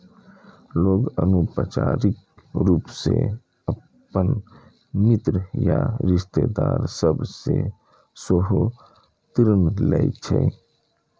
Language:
Maithili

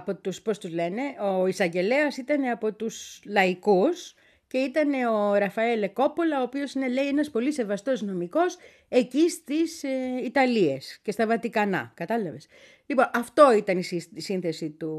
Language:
Greek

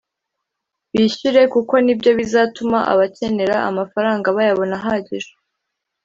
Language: Kinyarwanda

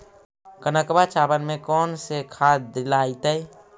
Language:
Magahi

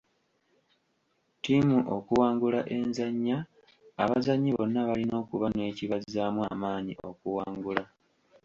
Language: Ganda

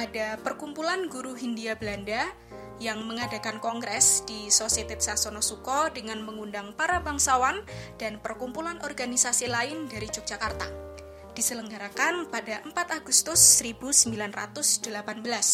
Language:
Indonesian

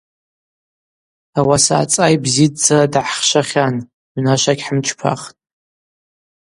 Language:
Abaza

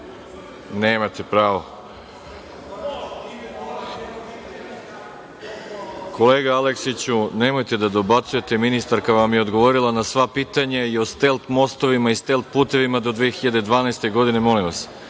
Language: Serbian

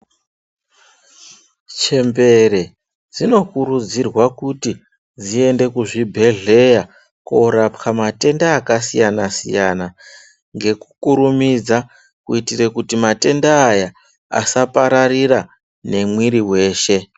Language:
Ndau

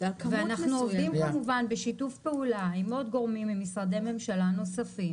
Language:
Hebrew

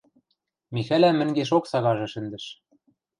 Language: Western Mari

